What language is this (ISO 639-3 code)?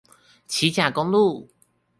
zho